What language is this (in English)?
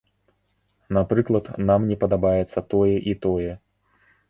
Belarusian